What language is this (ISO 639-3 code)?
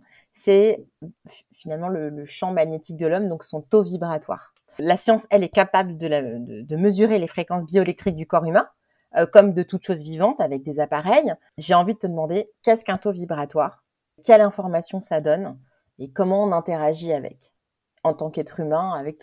fra